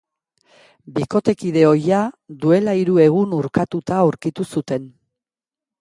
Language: Basque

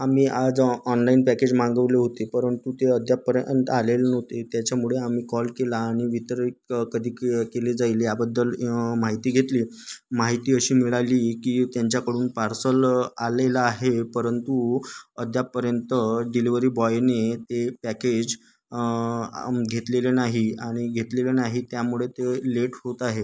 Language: Marathi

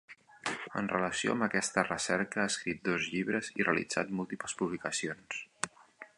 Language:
Catalan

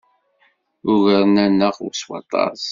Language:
Kabyle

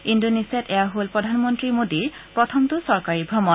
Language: Assamese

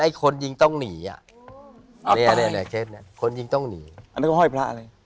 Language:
Thai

